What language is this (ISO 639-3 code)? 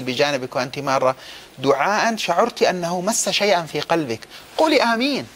ara